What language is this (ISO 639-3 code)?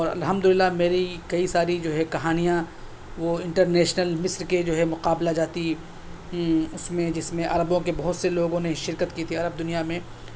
urd